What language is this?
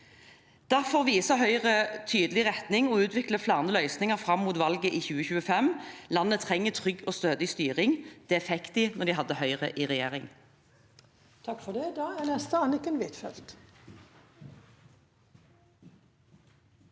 Norwegian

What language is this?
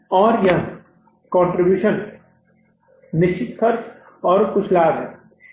Hindi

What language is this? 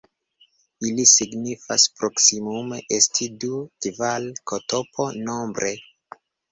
Esperanto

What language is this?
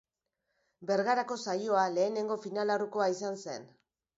Basque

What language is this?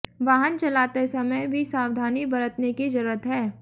Hindi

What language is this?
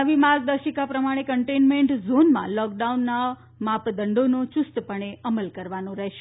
Gujarati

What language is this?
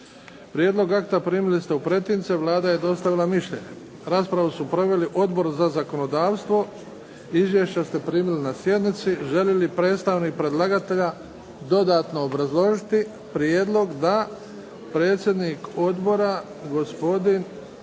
Croatian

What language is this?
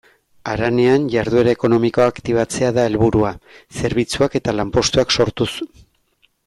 Basque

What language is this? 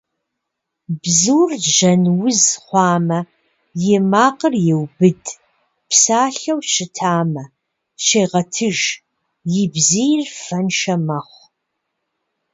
Kabardian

